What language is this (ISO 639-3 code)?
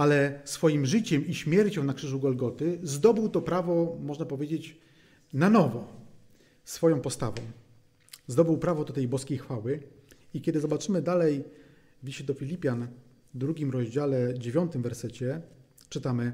pol